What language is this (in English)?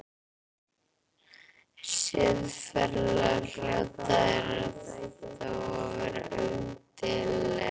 Icelandic